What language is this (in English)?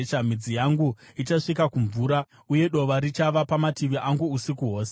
Shona